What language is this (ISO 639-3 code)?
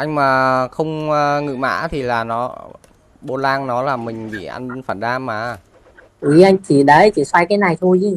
vie